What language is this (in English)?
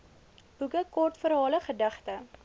Afrikaans